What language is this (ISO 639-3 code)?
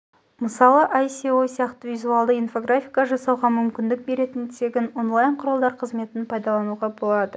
kaz